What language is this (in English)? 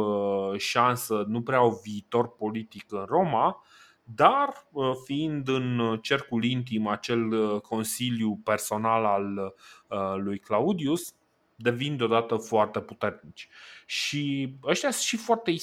Romanian